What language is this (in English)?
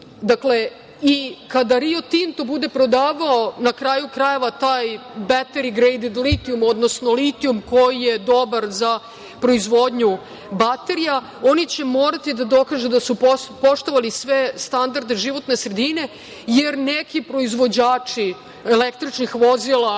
Serbian